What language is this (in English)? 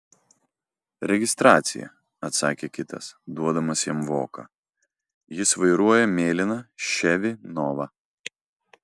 Lithuanian